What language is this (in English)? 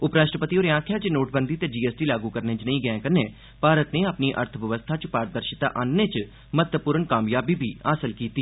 Dogri